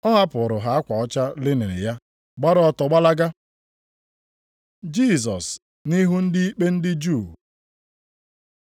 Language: Igbo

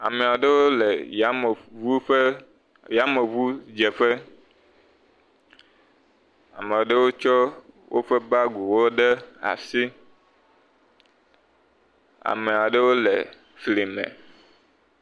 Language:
Ewe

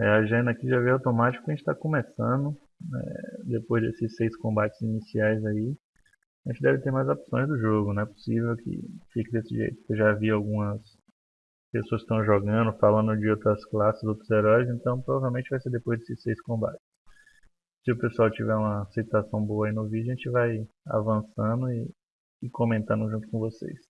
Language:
Portuguese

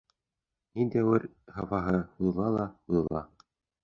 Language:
Bashkir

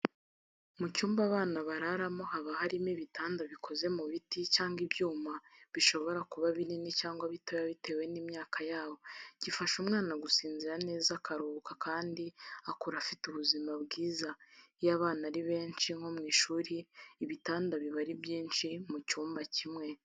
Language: Kinyarwanda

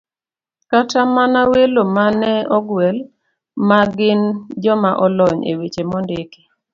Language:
Luo (Kenya and Tanzania)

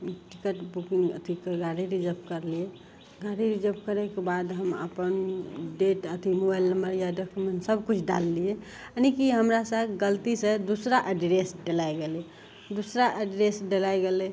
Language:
Maithili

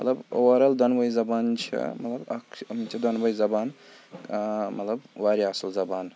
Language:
Kashmiri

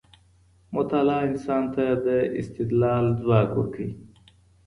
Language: Pashto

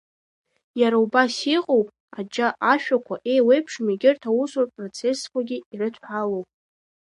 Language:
Abkhazian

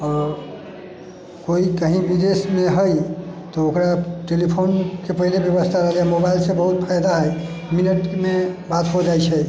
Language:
Maithili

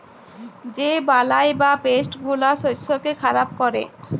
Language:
Bangla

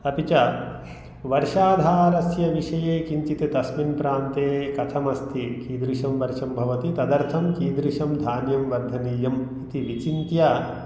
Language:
Sanskrit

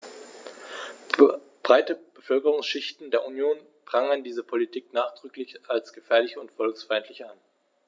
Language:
German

